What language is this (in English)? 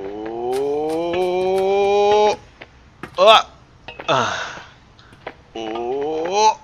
Turkish